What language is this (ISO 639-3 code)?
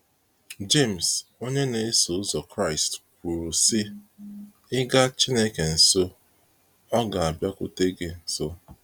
ibo